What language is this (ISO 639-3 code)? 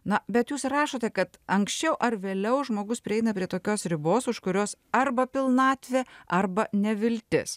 lit